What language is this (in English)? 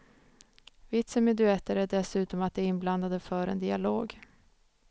Swedish